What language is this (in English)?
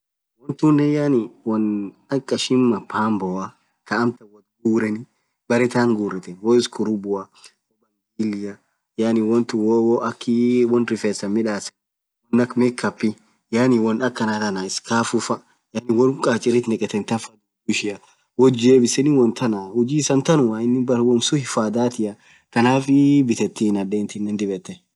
Orma